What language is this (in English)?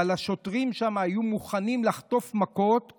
Hebrew